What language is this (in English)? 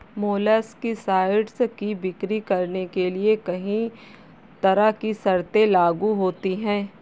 Hindi